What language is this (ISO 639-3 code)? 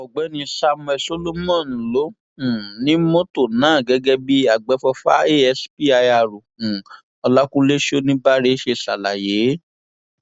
yor